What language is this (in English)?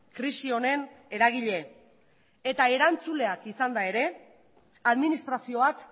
Basque